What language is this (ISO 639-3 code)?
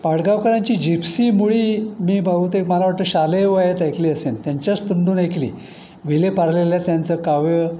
mar